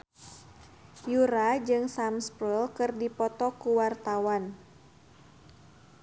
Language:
Sundanese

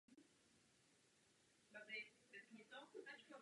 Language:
Czech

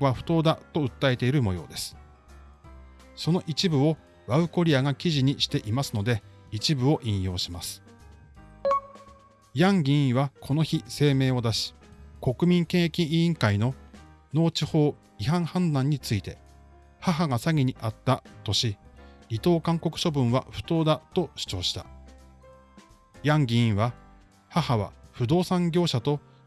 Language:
Japanese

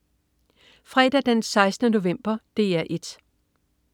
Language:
Danish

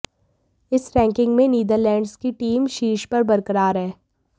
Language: Hindi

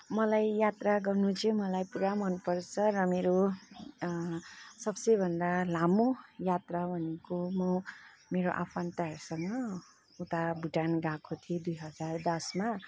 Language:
Nepali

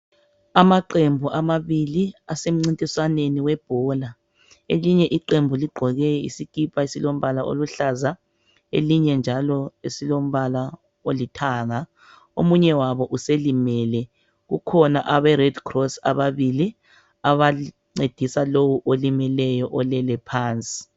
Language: North Ndebele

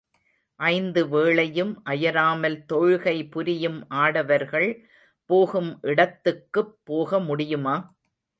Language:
Tamil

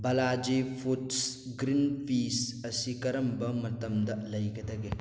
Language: Manipuri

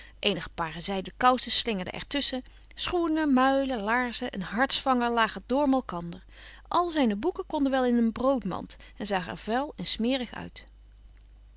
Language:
Dutch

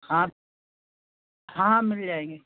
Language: Hindi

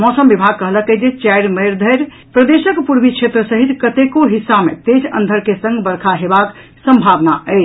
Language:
Maithili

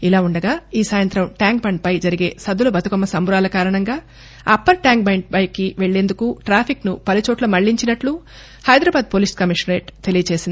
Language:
Telugu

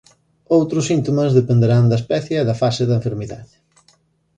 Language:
Galician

